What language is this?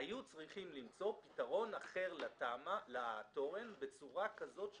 Hebrew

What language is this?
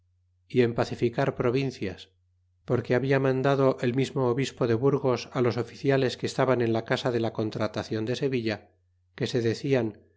Spanish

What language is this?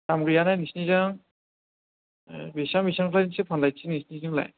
Bodo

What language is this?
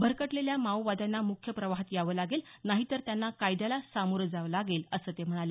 Marathi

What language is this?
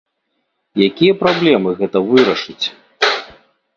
Belarusian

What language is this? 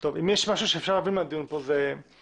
Hebrew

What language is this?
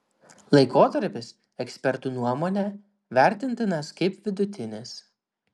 Lithuanian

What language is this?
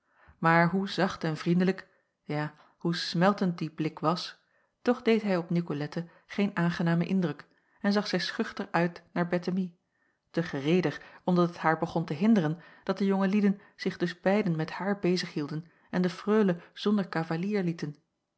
Dutch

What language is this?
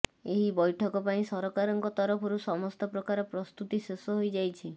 Odia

